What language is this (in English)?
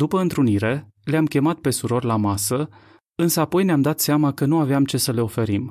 Romanian